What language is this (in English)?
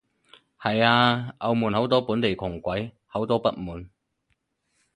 Cantonese